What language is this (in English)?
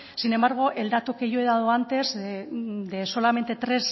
Spanish